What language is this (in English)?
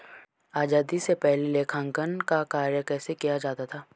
Hindi